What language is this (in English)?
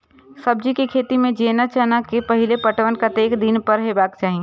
Maithili